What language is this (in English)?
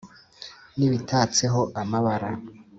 Kinyarwanda